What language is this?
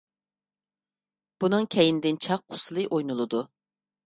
Uyghur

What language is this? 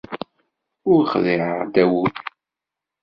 Kabyle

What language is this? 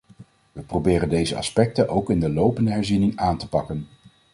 Dutch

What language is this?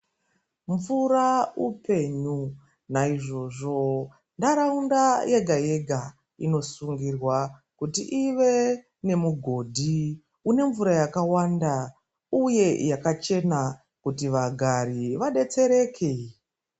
Ndau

